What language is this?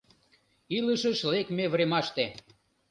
Mari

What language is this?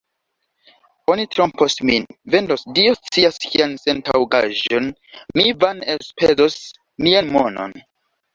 Esperanto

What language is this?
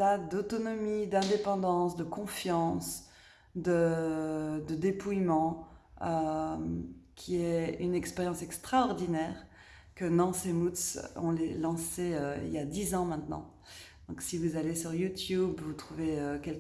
French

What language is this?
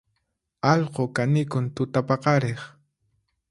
Puno Quechua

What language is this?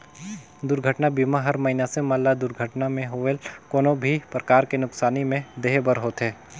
Chhattisgarhi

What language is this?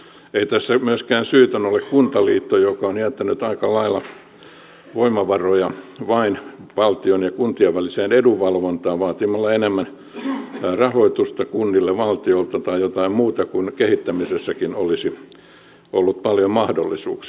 Finnish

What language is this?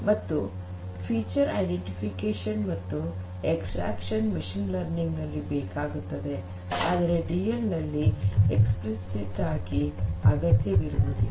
Kannada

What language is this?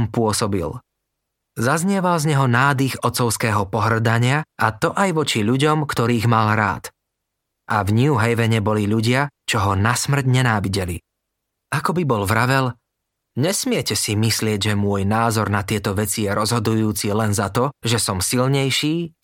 Slovak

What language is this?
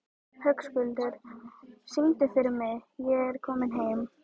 Icelandic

